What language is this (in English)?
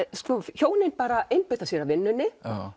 Icelandic